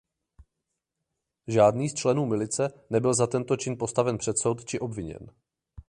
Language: Czech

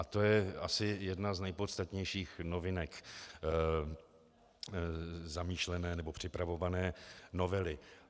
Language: Czech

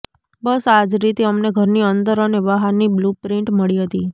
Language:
Gujarati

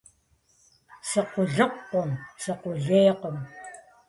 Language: Kabardian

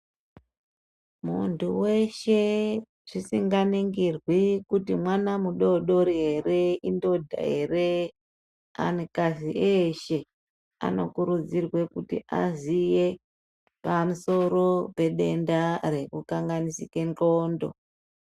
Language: Ndau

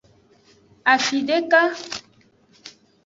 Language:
Aja (Benin)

